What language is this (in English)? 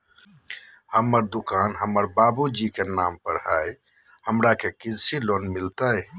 Magahi